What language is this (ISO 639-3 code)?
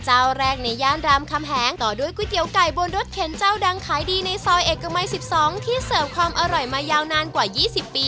tha